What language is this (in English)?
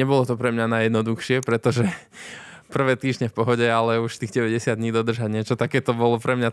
Slovak